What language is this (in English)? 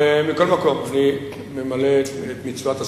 Hebrew